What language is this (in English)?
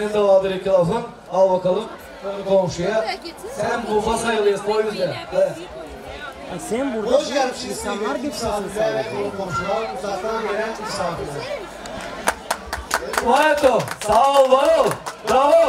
Turkish